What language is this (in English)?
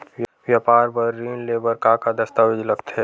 Chhattisgarhi